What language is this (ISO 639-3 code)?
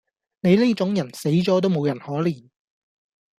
yue